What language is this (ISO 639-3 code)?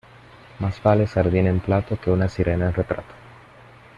spa